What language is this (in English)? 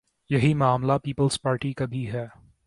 Urdu